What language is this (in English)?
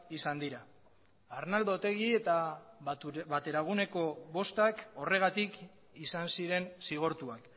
Basque